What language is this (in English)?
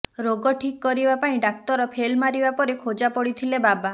Odia